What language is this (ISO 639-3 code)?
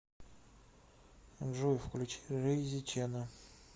rus